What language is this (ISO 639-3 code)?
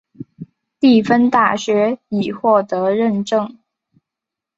zho